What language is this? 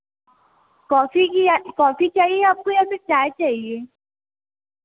Hindi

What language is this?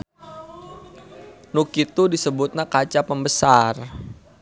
Sundanese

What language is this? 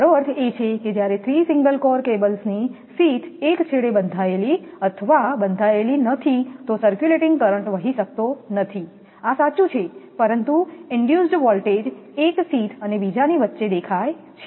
Gujarati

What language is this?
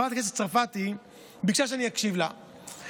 Hebrew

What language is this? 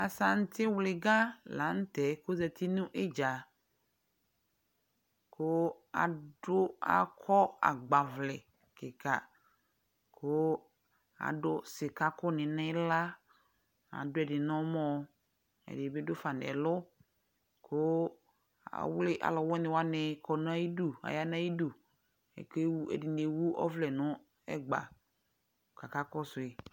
Ikposo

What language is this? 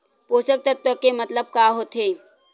Chhattisgarhi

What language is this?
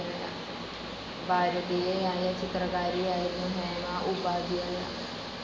Malayalam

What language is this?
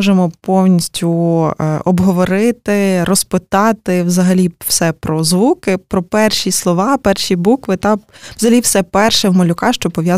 Ukrainian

